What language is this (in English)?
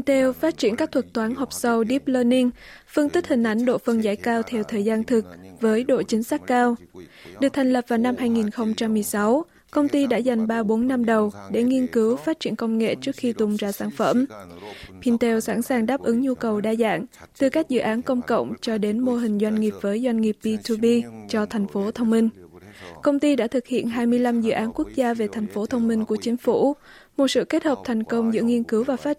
Vietnamese